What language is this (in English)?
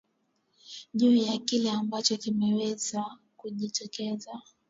Swahili